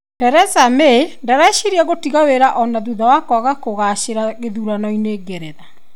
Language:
Kikuyu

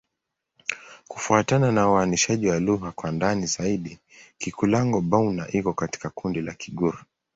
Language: Swahili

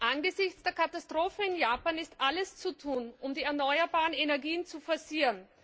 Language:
German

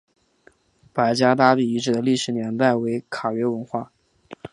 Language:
Chinese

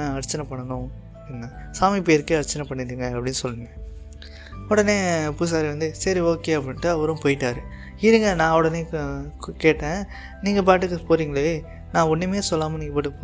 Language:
Tamil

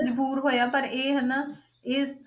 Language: Punjabi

